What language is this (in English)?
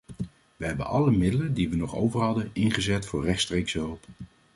Dutch